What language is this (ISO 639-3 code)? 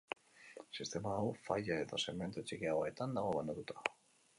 eus